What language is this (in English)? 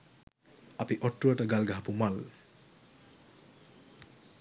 Sinhala